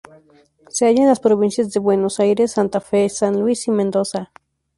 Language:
Spanish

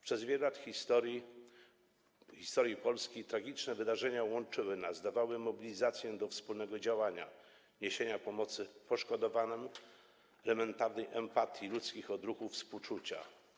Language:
Polish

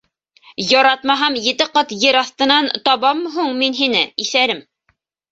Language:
Bashkir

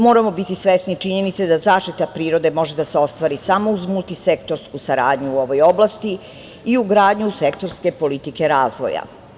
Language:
Serbian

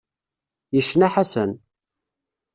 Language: Kabyle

